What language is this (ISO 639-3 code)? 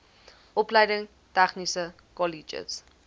afr